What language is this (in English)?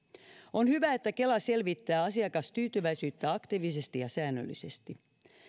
Finnish